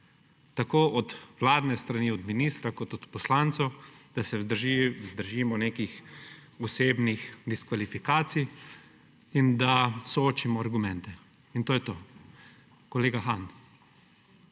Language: Slovenian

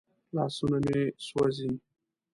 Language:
Pashto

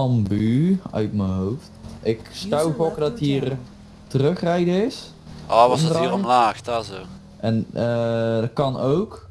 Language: Dutch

